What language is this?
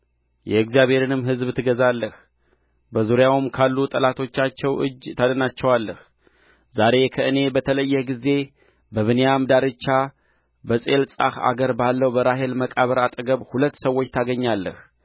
Amharic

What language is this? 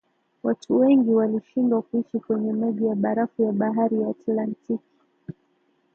Swahili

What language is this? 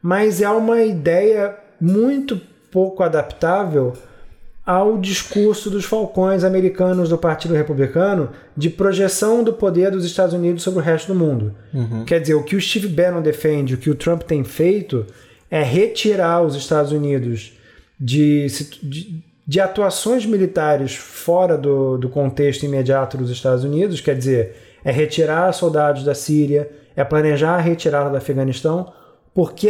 Portuguese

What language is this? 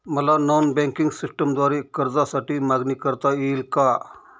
Marathi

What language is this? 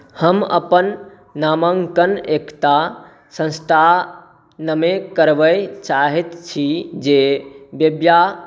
Maithili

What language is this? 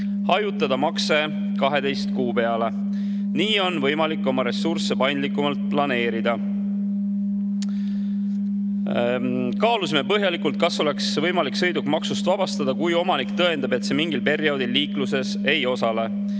Estonian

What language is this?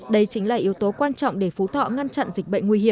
Vietnamese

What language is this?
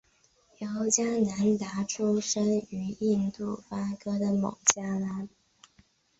Chinese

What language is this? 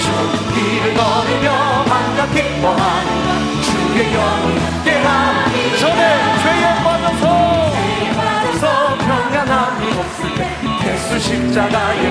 Korean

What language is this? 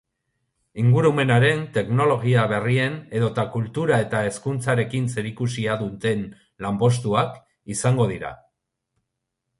Basque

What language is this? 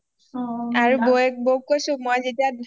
Assamese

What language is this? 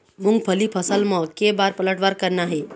Chhattisgarhi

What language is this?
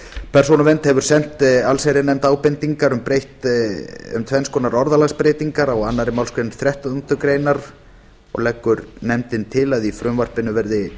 Icelandic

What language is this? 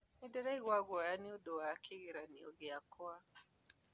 Kikuyu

